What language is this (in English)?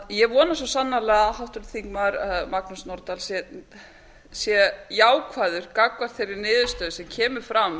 Icelandic